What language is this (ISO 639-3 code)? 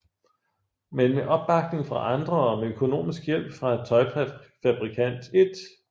dan